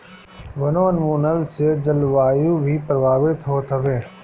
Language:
Bhojpuri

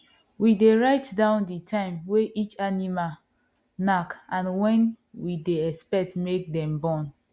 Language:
Nigerian Pidgin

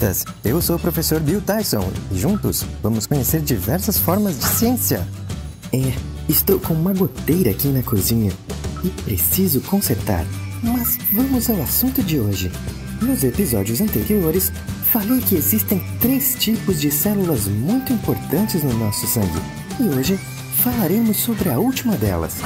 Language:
Portuguese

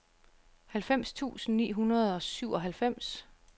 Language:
Danish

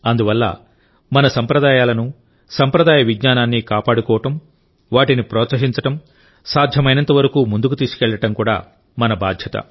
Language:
Telugu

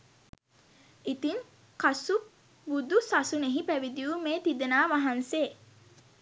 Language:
Sinhala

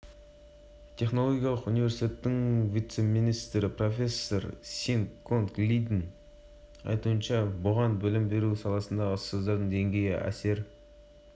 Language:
Kazakh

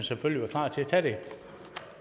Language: Danish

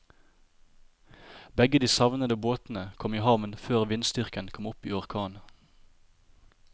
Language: Norwegian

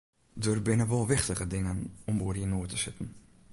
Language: Western Frisian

